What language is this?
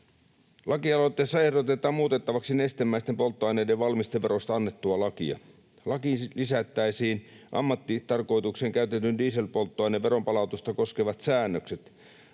Finnish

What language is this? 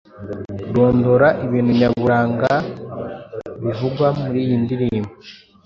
Kinyarwanda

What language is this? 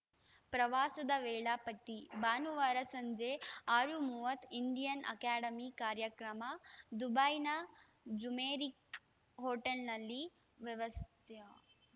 Kannada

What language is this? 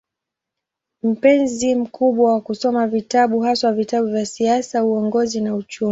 Swahili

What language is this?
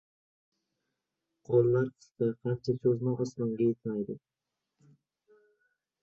Uzbek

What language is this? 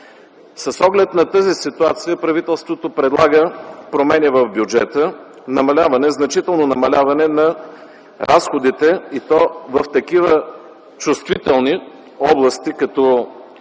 Bulgarian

